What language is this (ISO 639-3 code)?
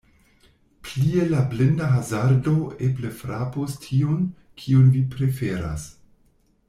epo